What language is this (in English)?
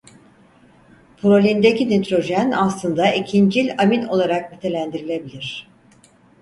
Turkish